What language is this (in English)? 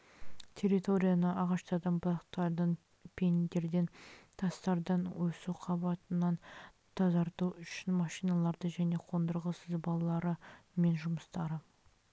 Kazakh